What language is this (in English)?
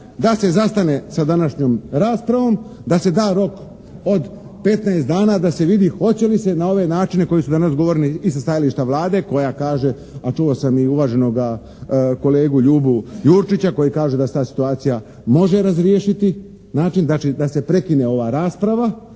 Croatian